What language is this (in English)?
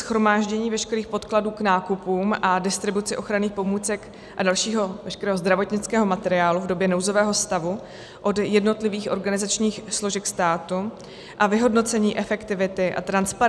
Czech